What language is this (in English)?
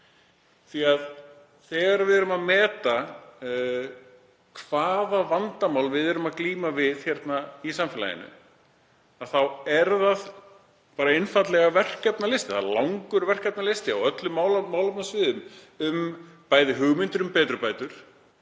Icelandic